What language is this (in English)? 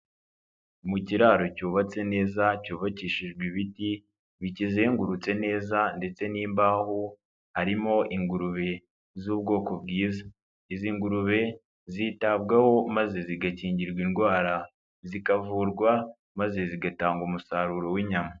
Kinyarwanda